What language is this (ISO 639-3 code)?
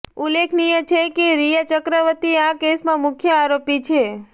guj